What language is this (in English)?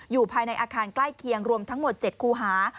Thai